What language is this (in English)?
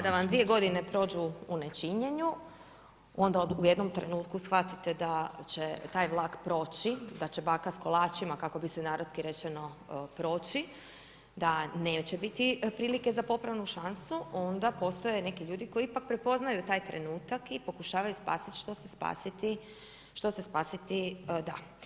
Croatian